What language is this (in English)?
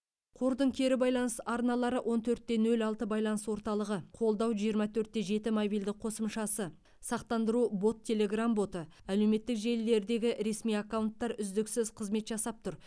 Kazakh